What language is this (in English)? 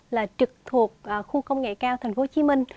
Vietnamese